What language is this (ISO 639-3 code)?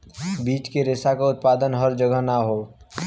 bho